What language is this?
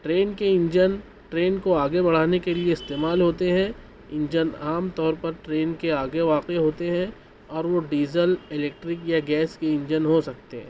Urdu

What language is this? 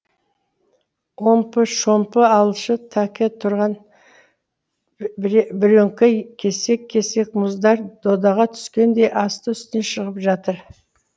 Kazakh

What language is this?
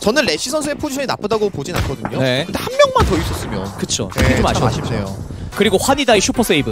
Korean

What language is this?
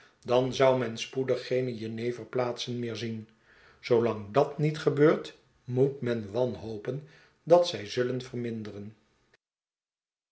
Dutch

